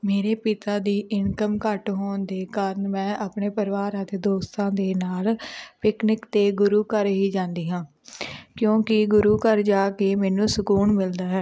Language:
Punjabi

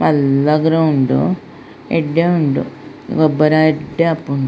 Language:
Tulu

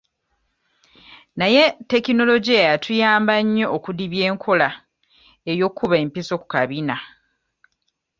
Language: Ganda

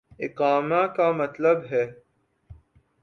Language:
Urdu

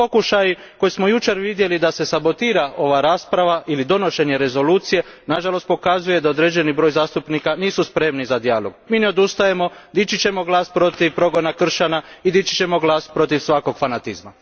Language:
Croatian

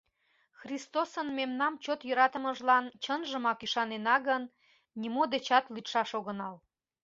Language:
Mari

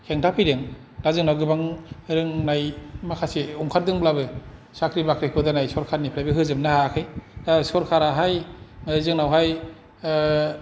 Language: Bodo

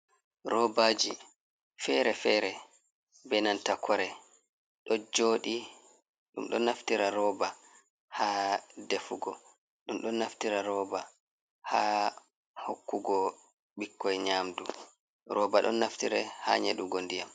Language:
Fula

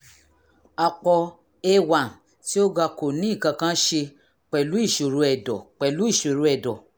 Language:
Yoruba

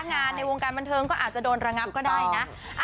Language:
Thai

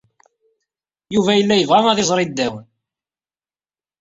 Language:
Kabyle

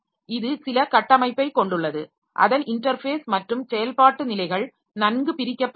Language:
Tamil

